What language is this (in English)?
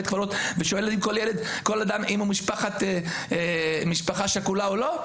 Hebrew